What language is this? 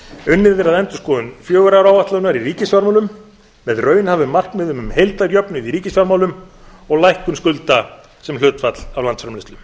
Icelandic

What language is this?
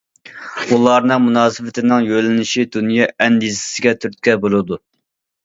Uyghur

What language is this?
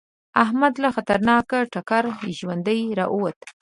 Pashto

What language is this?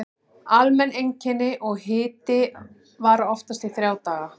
Icelandic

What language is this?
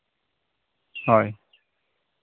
Santali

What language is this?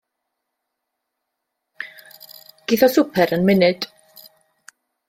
Welsh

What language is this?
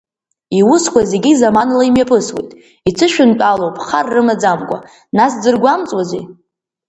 Abkhazian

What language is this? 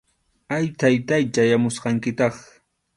Arequipa-La Unión Quechua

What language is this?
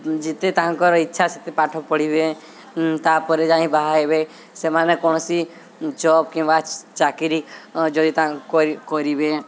Odia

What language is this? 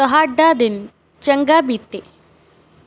Punjabi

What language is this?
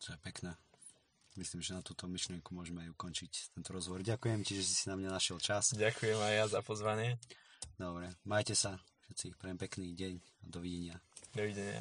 Slovak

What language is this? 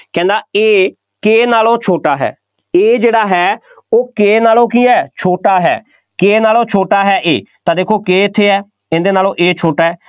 Punjabi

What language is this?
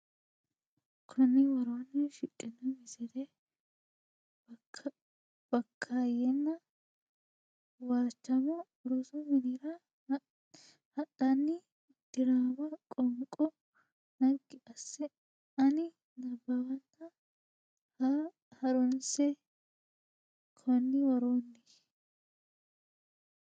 Sidamo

